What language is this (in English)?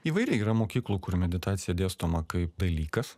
Lithuanian